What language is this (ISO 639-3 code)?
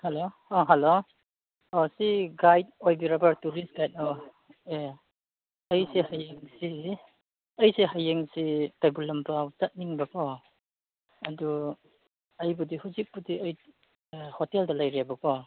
mni